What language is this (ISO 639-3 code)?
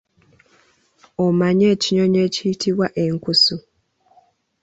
lug